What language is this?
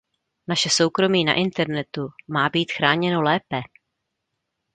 Czech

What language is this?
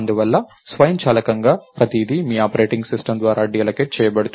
Telugu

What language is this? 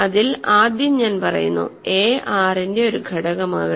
Malayalam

